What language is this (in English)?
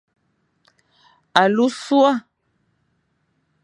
Fang